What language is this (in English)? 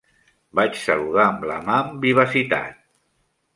Catalan